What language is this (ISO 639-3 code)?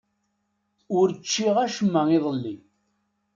kab